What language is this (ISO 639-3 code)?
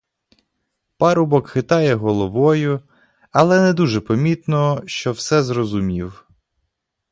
ukr